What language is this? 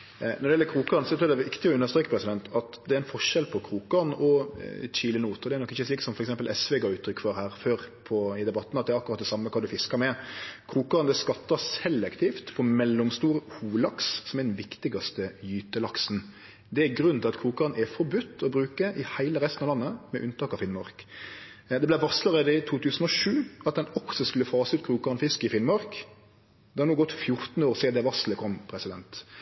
Norwegian Nynorsk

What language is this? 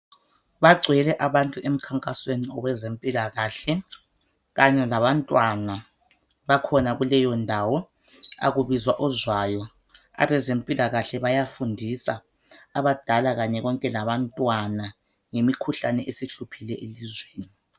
North Ndebele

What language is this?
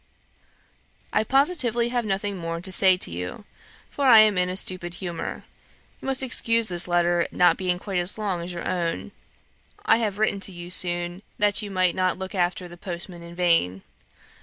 English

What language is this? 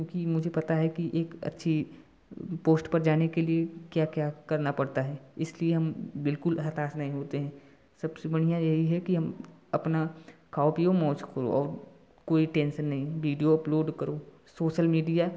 Hindi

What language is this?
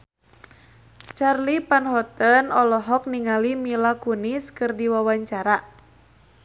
Sundanese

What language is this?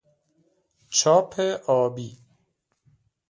Persian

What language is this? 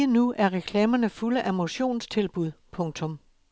Danish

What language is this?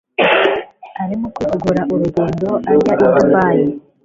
Kinyarwanda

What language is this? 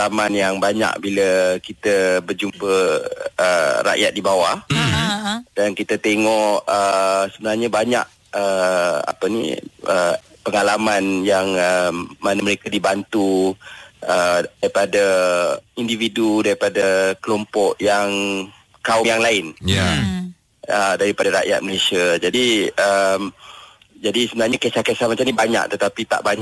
Malay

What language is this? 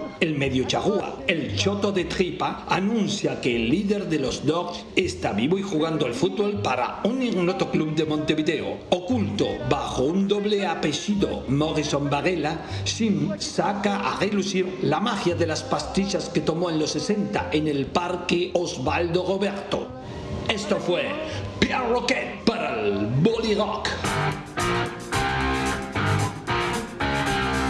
Spanish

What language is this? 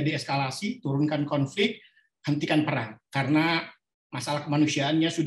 Indonesian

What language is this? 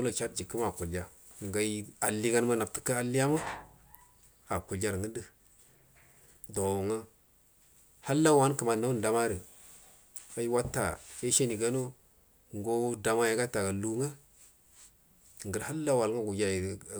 Buduma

